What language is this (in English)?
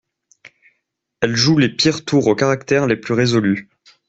French